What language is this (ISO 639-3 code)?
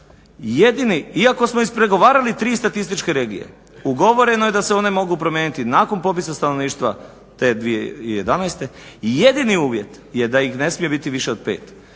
hrv